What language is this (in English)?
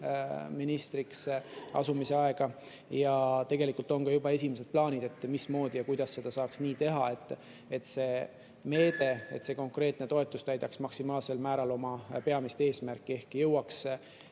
Estonian